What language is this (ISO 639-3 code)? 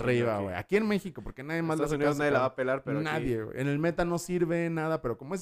spa